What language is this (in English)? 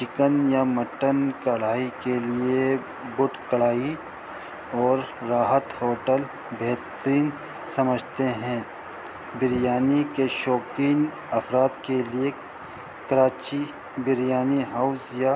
Urdu